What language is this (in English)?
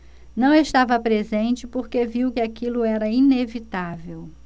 Portuguese